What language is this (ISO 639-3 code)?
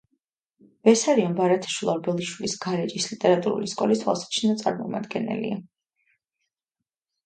kat